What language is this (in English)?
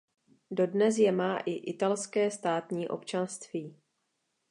Czech